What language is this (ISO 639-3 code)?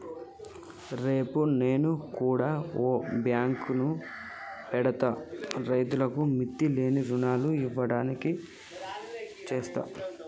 tel